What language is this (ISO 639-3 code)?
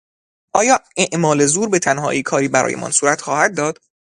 fas